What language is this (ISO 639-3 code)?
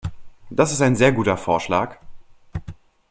deu